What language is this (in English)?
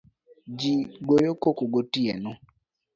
Luo (Kenya and Tanzania)